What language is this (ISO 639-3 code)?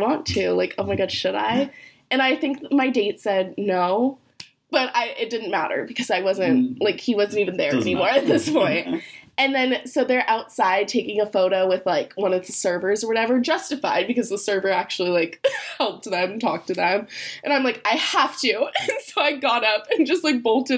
eng